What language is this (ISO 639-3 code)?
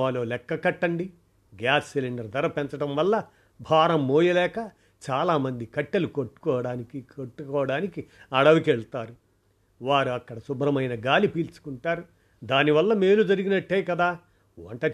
tel